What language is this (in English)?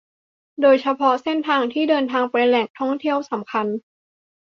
Thai